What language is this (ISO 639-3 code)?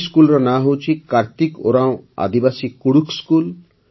ori